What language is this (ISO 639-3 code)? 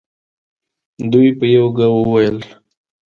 pus